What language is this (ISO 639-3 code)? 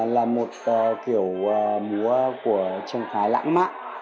vie